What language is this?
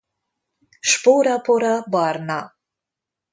Hungarian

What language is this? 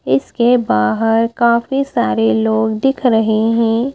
Hindi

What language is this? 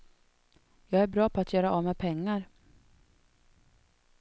Swedish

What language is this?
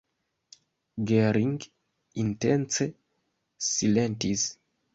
Esperanto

